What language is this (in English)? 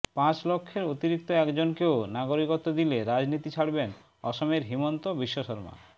Bangla